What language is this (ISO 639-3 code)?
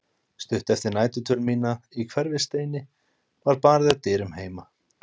isl